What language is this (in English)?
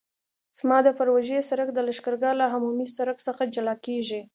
Pashto